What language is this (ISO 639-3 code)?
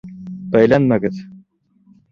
bak